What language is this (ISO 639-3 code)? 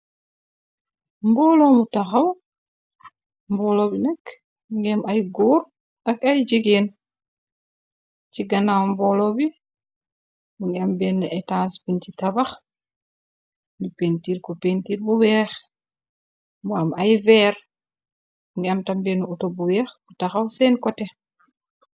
wol